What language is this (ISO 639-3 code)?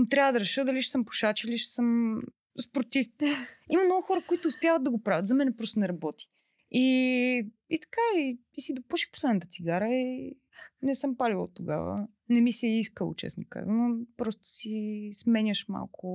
bul